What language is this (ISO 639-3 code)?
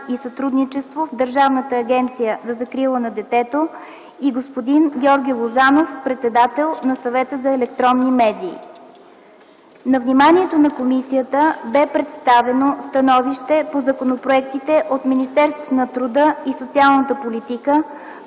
bul